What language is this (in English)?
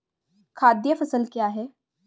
Hindi